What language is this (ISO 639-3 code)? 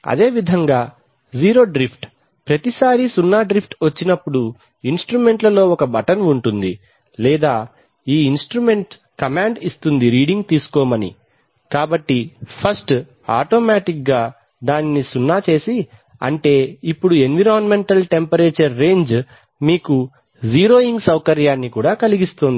tel